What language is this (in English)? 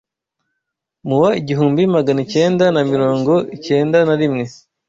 Kinyarwanda